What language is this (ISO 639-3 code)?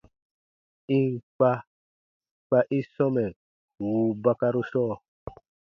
bba